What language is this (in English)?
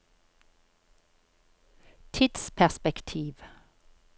Norwegian